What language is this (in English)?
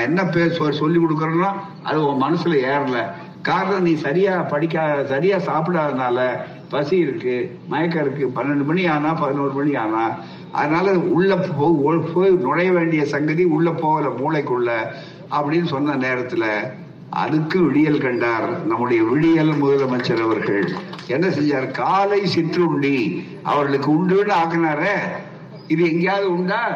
Tamil